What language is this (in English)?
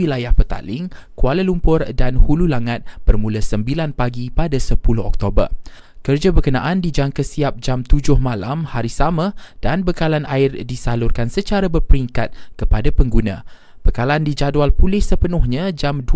Malay